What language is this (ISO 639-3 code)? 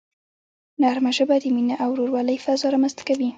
pus